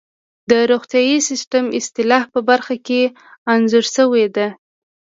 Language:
Pashto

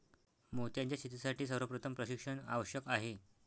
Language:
Marathi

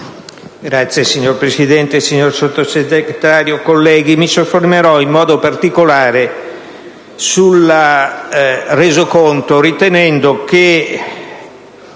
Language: Italian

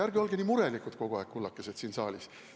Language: Estonian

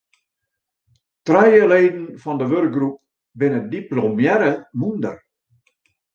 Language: Western Frisian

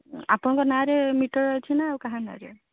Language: Odia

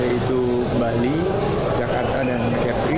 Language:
Indonesian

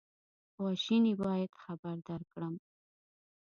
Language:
Pashto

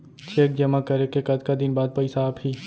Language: Chhattisgarhi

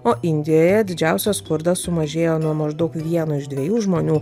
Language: Lithuanian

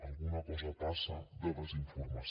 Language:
Catalan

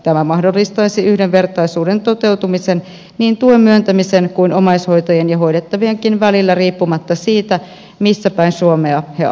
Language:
Finnish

